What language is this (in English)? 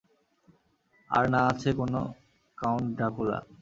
Bangla